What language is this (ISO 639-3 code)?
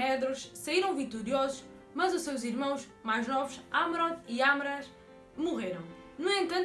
por